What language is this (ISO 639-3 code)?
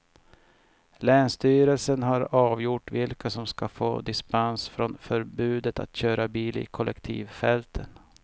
swe